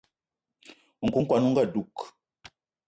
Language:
Eton (Cameroon)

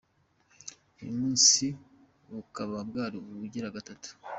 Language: Kinyarwanda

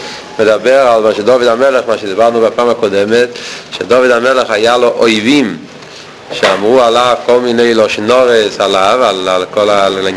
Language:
Hebrew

